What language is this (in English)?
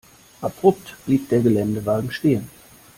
German